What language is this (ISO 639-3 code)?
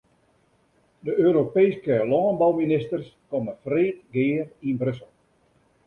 fry